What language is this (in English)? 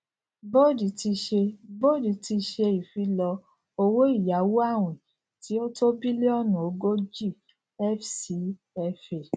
Yoruba